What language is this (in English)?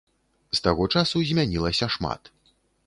Belarusian